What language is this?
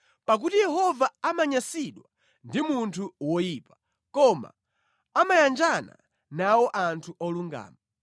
Nyanja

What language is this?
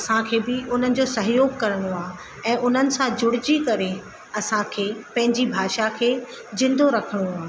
Sindhi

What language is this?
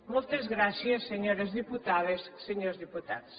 Catalan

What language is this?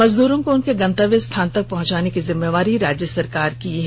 Hindi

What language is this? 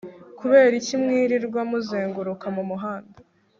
Kinyarwanda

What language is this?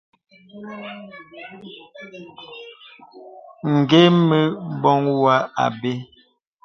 Bebele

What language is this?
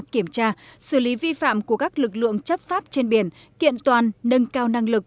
Vietnamese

